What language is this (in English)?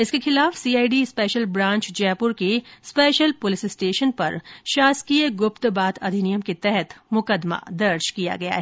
Hindi